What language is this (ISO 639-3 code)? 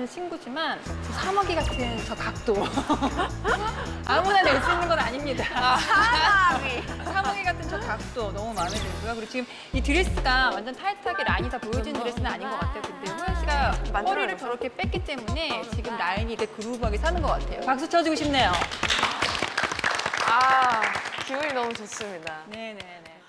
kor